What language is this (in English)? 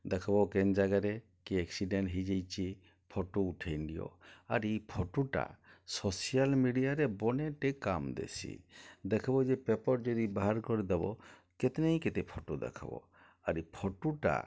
Odia